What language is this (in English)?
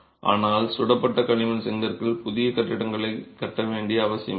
Tamil